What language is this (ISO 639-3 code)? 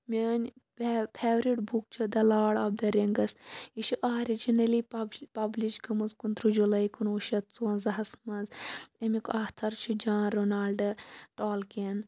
kas